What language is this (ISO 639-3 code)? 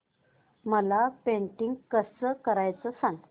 mar